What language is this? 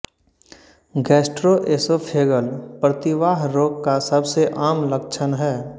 Hindi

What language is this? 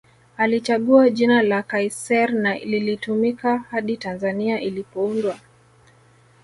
Swahili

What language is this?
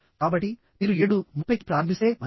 Telugu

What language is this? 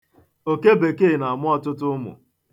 Igbo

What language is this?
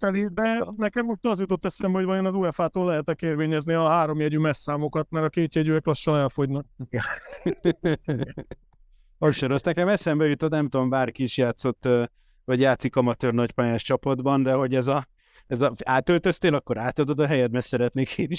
Hungarian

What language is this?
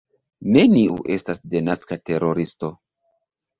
Esperanto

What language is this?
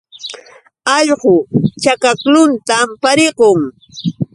Yauyos Quechua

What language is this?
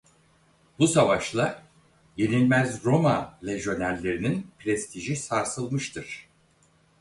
Turkish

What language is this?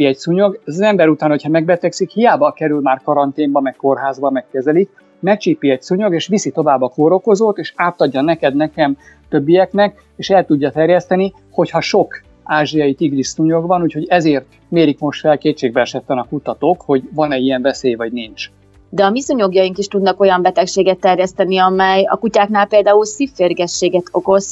Hungarian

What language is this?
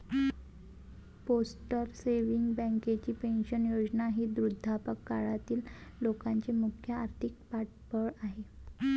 Marathi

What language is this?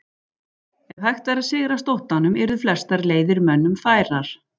Icelandic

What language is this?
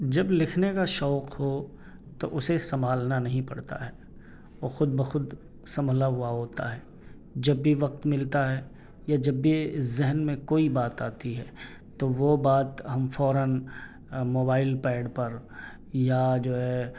Urdu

